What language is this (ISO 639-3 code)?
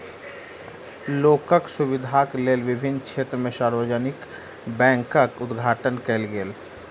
mai